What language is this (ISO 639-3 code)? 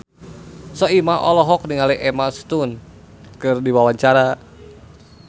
sun